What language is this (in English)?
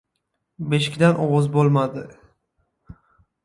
Uzbek